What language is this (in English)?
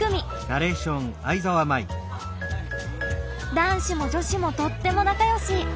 Japanese